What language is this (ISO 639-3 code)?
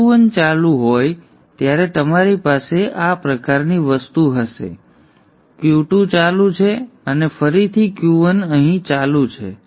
guj